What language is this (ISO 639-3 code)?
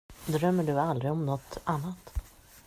swe